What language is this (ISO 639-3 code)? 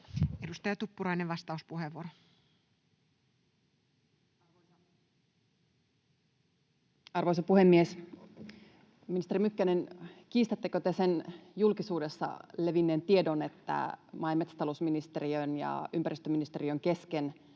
fin